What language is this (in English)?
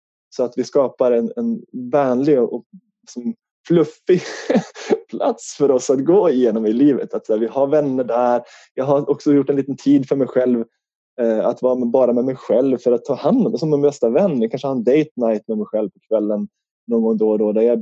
Swedish